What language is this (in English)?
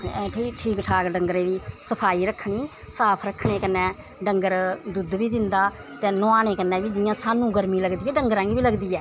Dogri